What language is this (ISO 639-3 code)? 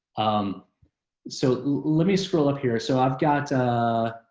eng